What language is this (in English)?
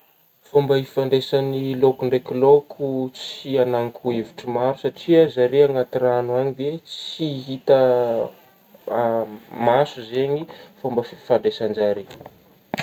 Northern Betsimisaraka Malagasy